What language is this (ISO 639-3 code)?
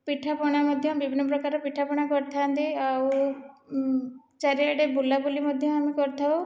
ori